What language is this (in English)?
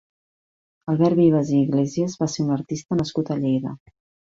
Catalan